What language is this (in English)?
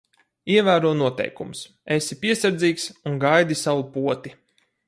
Latvian